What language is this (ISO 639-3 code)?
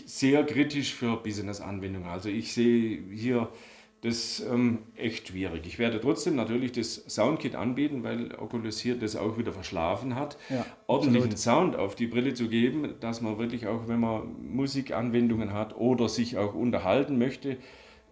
deu